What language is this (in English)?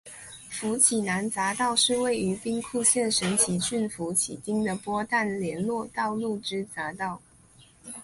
Chinese